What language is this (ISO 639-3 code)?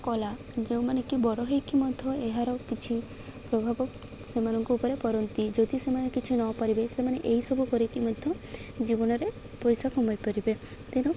ori